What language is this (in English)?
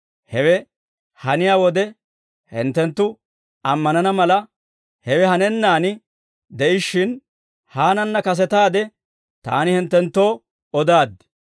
Dawro